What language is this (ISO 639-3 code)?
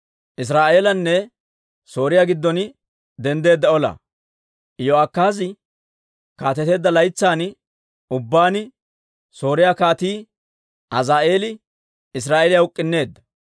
dwr